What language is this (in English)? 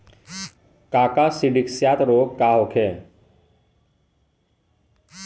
Bhojpuri